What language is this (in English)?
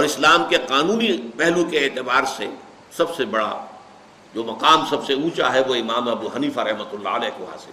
Urdu